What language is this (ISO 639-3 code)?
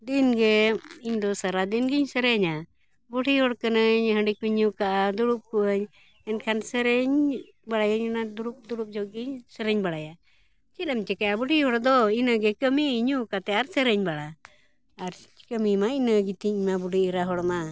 sat